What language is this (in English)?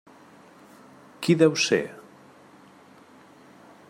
Catalan